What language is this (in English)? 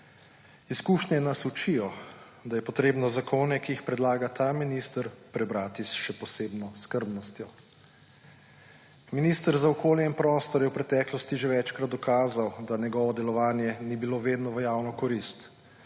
Slovenian